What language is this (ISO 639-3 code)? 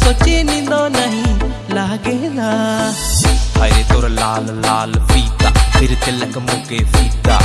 hin